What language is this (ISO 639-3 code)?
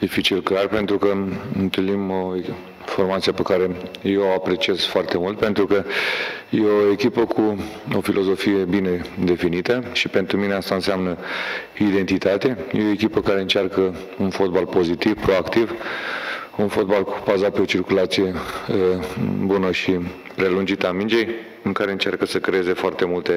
ron